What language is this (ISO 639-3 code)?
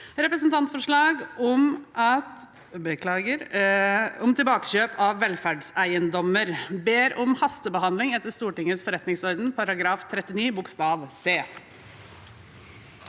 nor